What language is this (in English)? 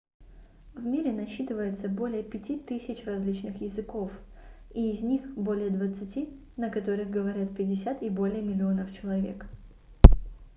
Russian